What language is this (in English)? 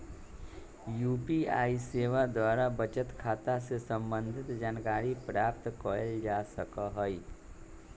Magahi